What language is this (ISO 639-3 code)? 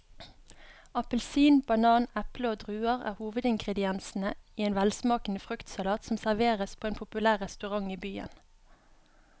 nor